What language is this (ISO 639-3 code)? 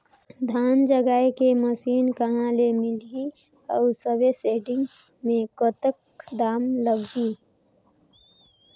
hne